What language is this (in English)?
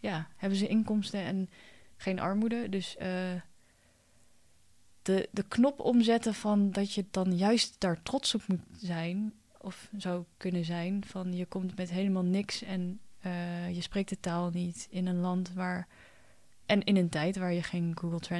Dutch